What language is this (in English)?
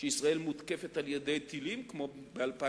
Hebrew